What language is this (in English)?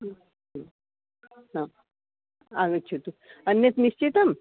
Sanskrit